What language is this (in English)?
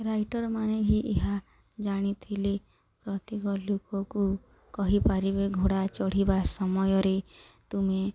Odia